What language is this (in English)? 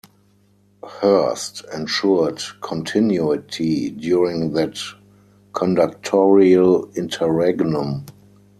English